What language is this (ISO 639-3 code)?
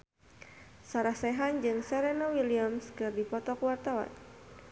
sun